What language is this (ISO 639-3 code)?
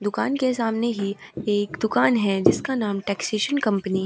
hin